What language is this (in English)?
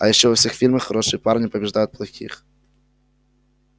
Russian